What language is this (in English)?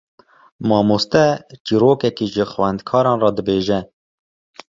Kurdish